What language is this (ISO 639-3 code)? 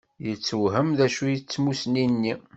kab